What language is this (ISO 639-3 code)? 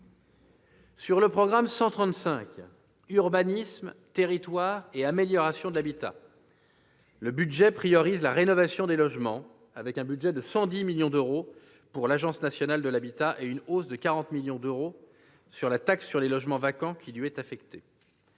fra